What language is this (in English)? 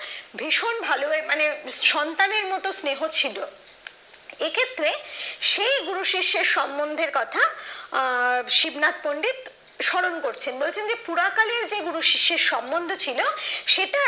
Bangla